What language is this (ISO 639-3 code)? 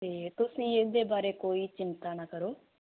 pan